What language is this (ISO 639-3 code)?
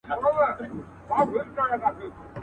pus